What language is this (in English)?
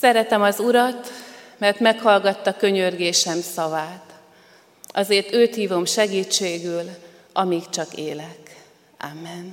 Hungarian